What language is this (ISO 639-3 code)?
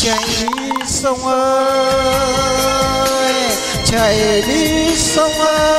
vie